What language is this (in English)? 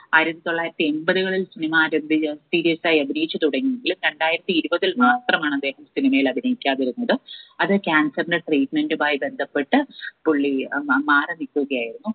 Malayalam